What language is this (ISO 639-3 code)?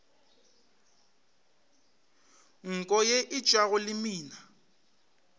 nso